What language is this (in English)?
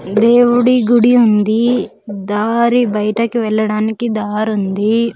Telugu